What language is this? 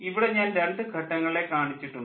Malayalam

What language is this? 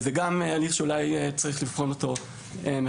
Hebrew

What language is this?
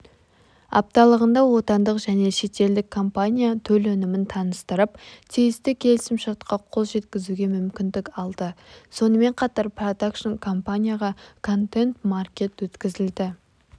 Kazakh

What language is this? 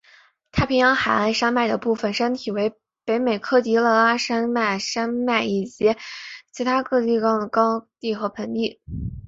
Chinese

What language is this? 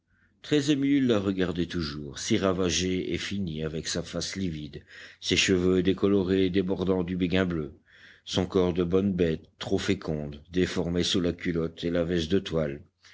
French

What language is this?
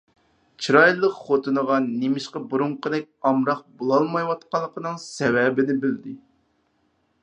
Uyghur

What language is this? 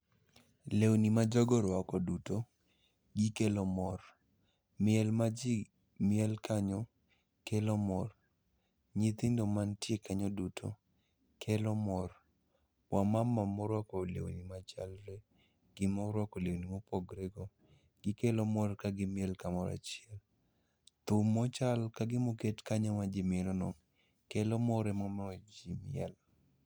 Luo (Kenya and Tanzania)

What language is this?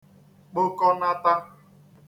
Igbo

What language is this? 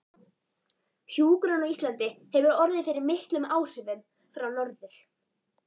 Icelandic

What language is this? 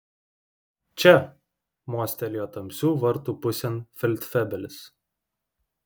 Lithuanian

